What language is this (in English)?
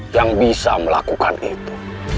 Indonesian